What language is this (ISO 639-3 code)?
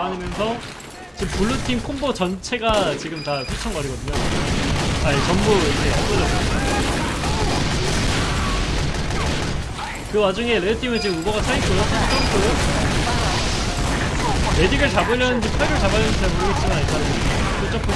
kor